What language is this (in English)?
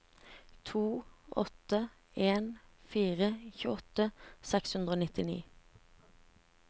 Norwegian